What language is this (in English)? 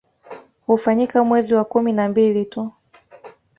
Swahili